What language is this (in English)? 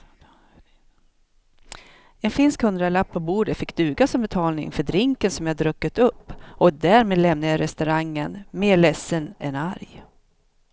Swedish